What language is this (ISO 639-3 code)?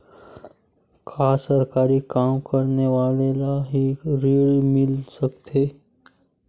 hne